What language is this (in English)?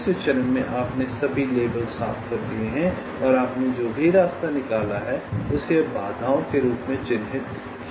Hindi